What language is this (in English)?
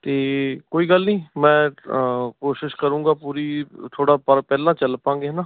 Punjabi